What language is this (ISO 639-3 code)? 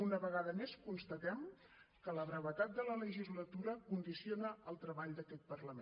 cat